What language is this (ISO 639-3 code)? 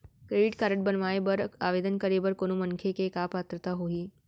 hne